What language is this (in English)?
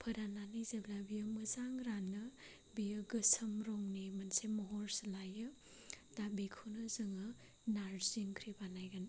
Bodo